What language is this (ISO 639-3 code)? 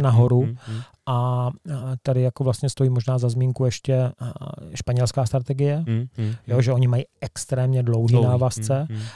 ces